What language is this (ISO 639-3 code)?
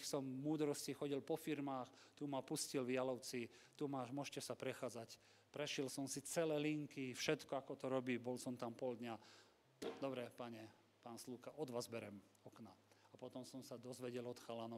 slk